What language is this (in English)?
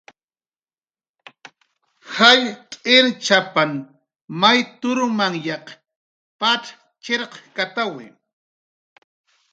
Jaqaru